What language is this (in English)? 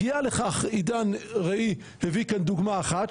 Hebrew